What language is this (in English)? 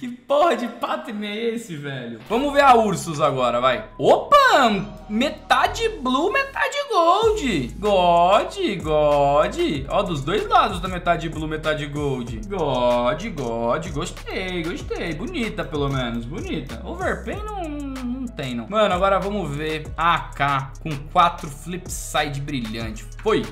Portuguese